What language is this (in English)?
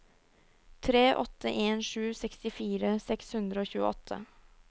Norwegian